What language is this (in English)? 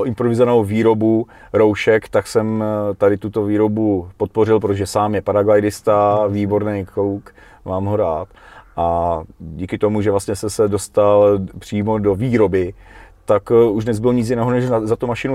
Czech